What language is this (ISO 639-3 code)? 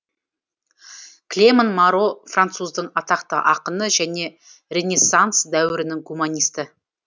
kaz